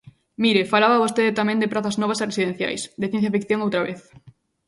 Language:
Galician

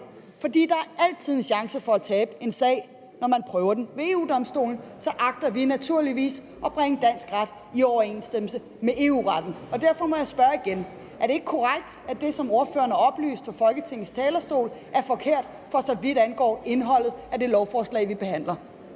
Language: Danish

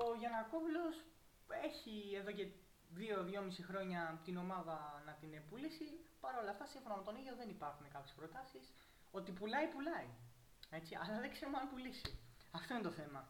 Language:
Greek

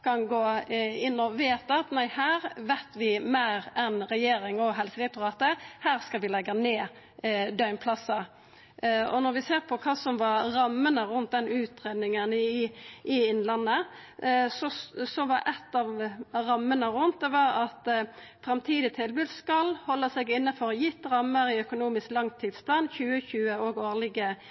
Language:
Norwegian Nynorsk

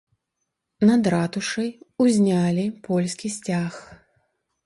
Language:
Belarusian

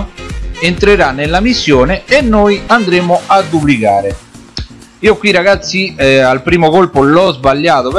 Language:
Italian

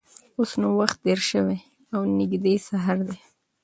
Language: Pashto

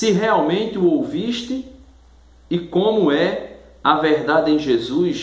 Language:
Portuguese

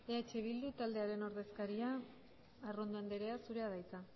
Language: Basque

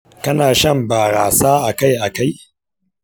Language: Hausa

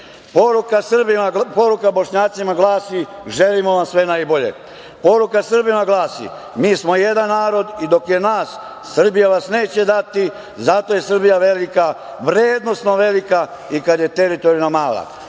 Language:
Serbian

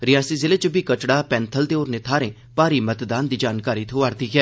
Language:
Dogri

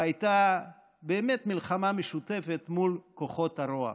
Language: Hebrew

